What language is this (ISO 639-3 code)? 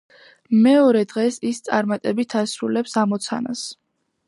kat